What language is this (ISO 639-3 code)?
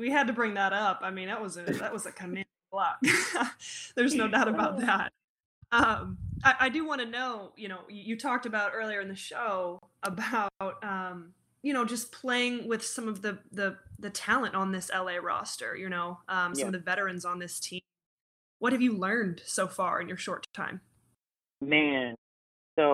eng